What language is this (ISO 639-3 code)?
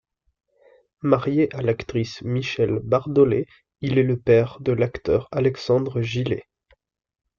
fra